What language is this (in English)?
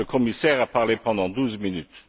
French